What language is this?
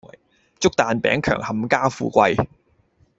Cantonese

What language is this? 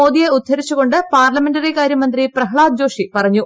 Malayalam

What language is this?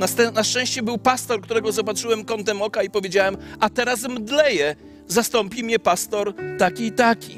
Polish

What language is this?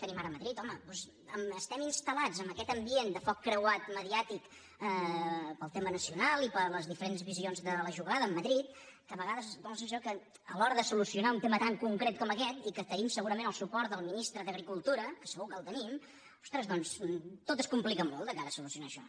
Catalan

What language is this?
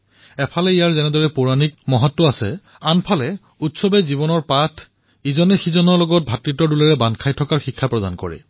Assamese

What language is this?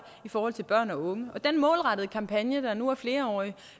Danish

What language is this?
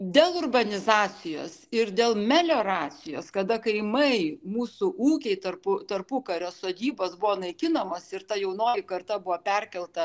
Lithuanian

